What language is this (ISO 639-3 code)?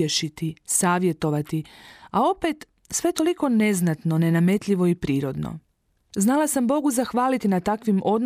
hrv